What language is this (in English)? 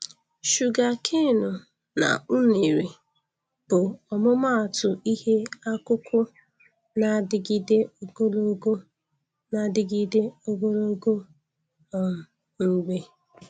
Igbo